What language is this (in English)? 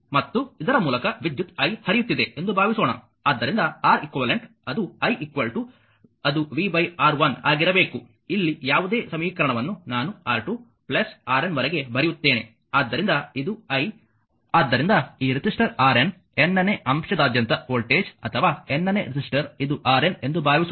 Kannada